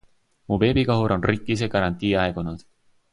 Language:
Estonian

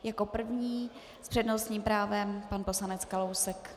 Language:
Czech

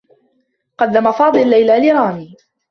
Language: Arabic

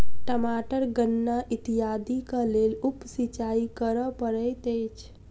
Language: Maithili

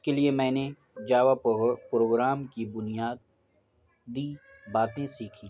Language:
Urdu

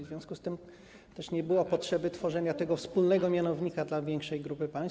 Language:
Polish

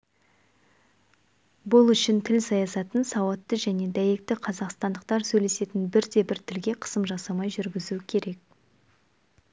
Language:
Kazakh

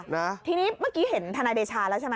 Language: Thai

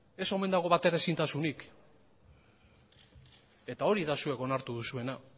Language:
Basque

